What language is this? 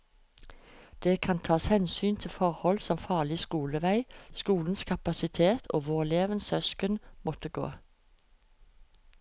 Norwegian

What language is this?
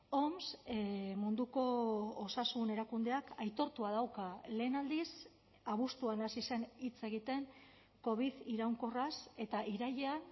Basque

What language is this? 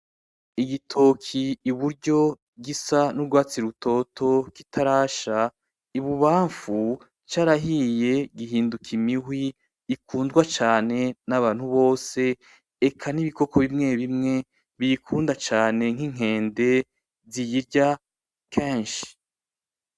Rundi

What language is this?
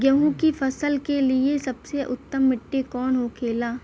Bhojpuri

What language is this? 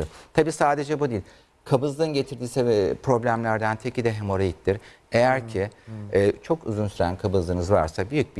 Turkish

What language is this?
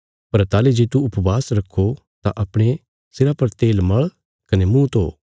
Bilaspuri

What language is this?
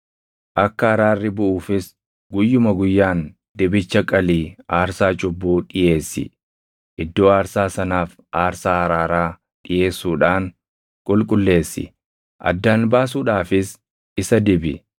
Oromo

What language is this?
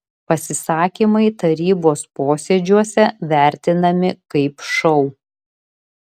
Lithuanian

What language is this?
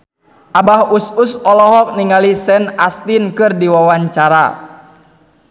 Sundanese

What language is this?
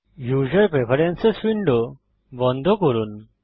Bangla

